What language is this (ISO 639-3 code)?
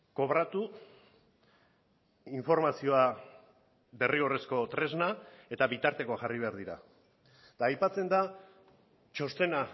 eus